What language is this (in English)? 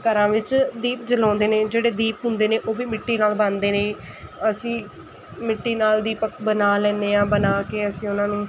Punjabi